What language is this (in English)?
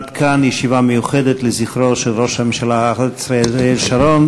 Hebrew